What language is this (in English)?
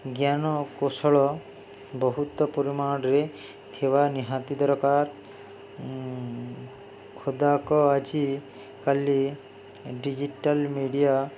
Odia